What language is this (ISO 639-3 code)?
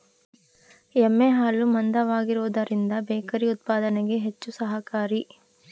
kan